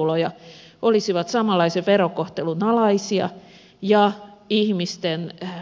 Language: Finnish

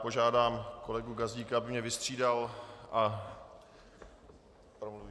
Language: Czech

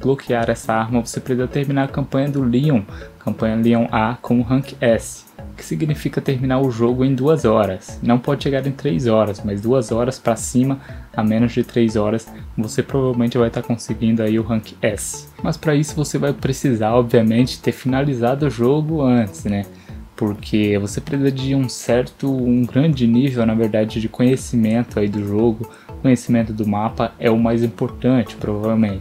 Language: Portuguese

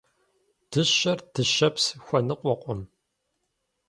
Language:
Kabardian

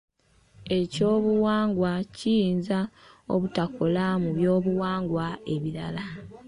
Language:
Ganda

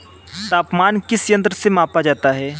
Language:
Hindi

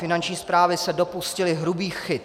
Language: Czech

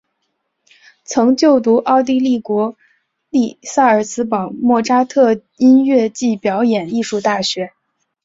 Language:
Chinese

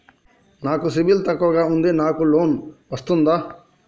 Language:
Telugu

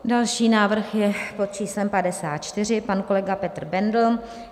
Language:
Czech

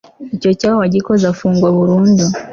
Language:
Kinyarwanda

